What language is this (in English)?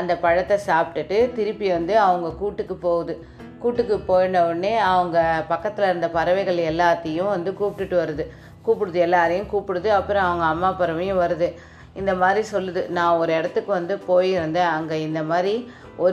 Tamil